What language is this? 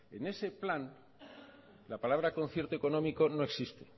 Spanish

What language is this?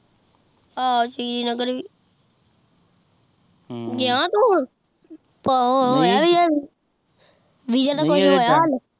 Punjabi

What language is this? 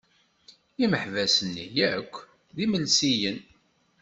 Kabyle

